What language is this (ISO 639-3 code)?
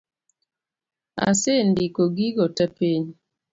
luo